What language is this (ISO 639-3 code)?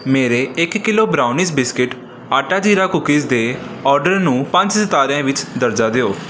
pan